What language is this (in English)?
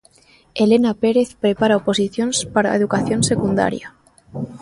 Galician